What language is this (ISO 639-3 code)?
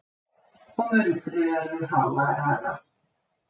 isl